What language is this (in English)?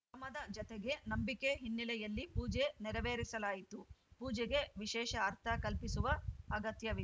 Kannada